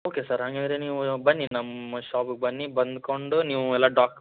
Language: Kannada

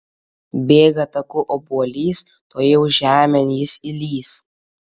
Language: Lithuanian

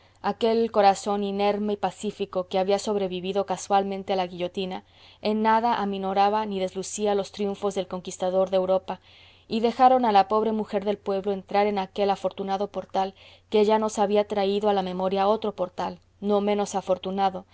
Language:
Spanish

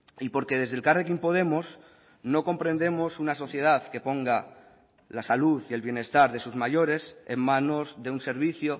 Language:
Spanish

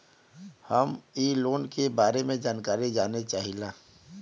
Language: Bhojpuri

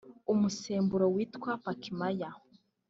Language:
Kinyarwanda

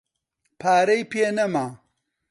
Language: Central Kurdish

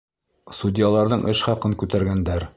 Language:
Bashkir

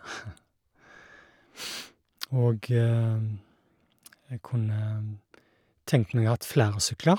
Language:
Norwegian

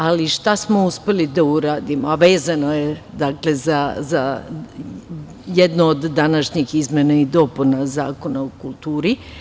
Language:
Serbian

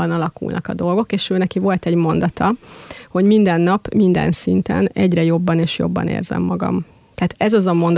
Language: Hungarian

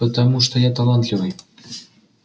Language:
Russian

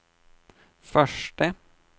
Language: Swedish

